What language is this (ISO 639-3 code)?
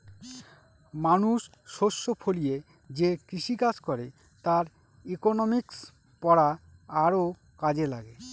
ben